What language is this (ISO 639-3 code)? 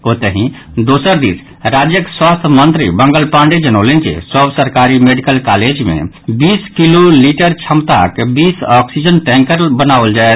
mai